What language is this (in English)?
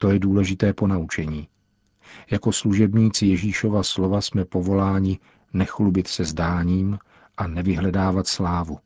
Czech